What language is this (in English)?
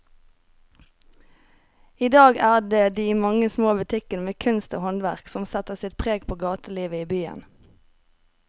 Norwegian